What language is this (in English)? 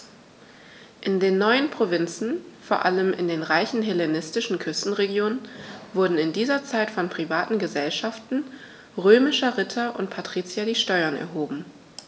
German